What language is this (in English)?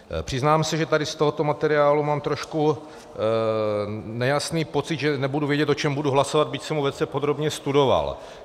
Czech